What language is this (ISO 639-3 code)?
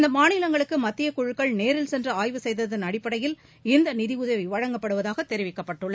tam